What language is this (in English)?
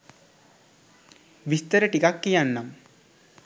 Sinhala